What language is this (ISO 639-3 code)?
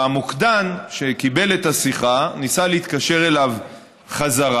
heb